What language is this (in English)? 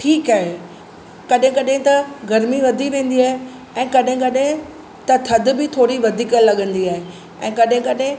Sindhi